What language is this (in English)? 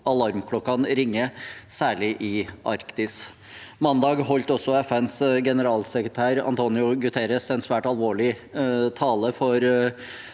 Norwegian